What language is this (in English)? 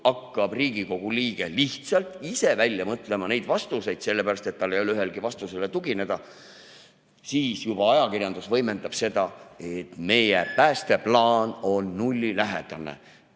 Estonian